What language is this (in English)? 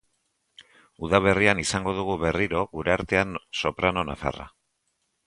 Basque